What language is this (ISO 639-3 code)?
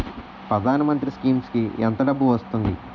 tel